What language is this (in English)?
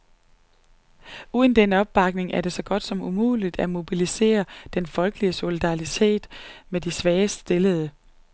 Danish